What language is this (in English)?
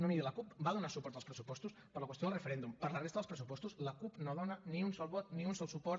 Catalan